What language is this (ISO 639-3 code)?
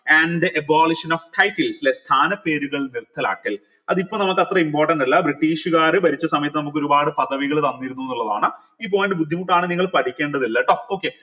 mal